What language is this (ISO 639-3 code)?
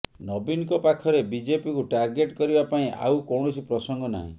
ori